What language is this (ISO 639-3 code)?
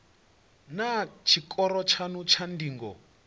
ven